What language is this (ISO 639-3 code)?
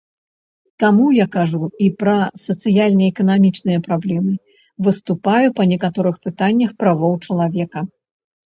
bel